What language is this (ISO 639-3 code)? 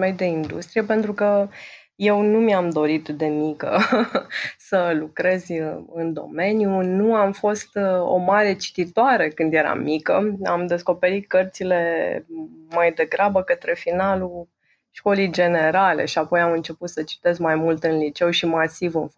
ron